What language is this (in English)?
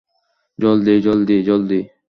Bangla